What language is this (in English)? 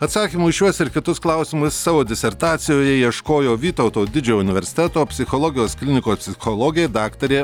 Lithuanian